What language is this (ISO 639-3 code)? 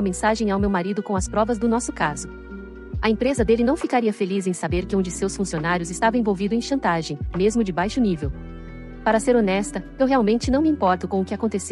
por